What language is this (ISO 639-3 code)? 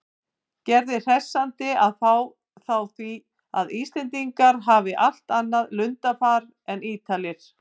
isl